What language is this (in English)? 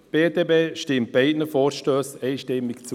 Swiss German